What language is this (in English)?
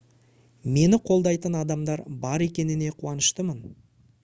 Kazakh